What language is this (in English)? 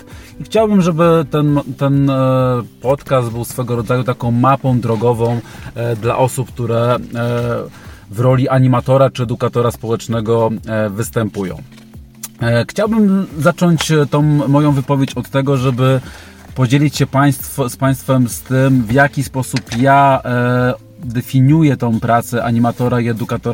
Polish